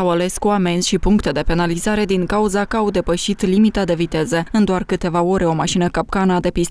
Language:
Romanian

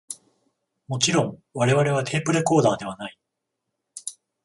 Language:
Japanese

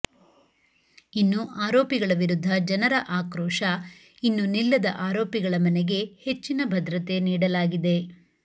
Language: Kannada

